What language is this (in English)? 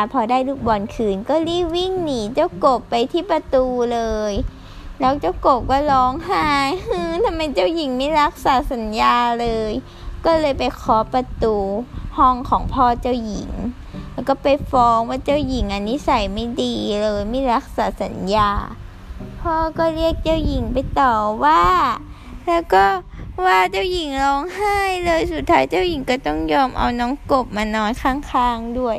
Thai